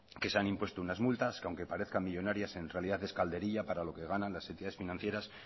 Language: Spanish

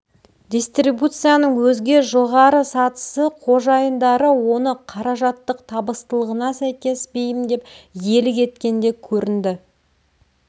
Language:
Kazakh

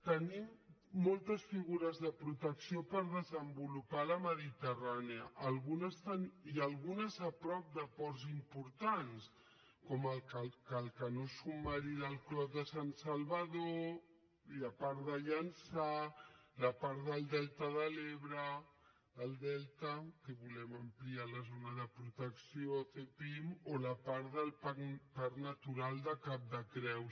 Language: Catalan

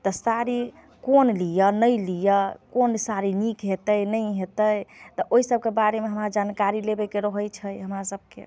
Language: Maithili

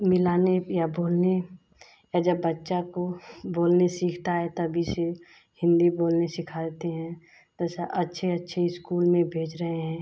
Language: Hindi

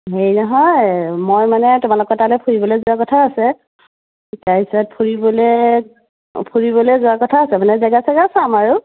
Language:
Assamese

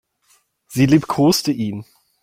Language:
German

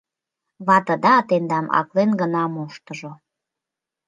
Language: Mari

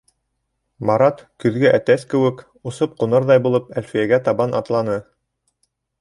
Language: Bashkir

